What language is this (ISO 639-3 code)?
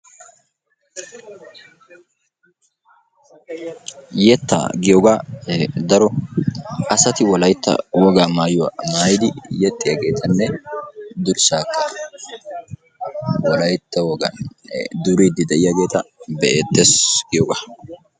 wal